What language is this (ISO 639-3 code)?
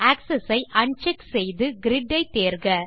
tam